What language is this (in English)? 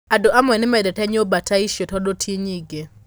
Kikuyu